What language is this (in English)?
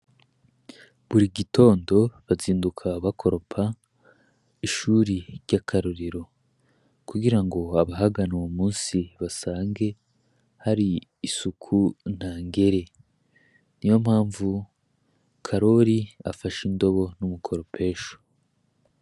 Rundi